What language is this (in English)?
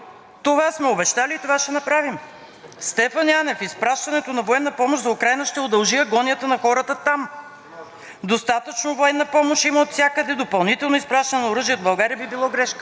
Bulgarian